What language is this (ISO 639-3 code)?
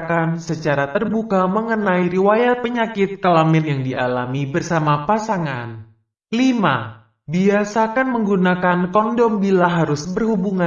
ind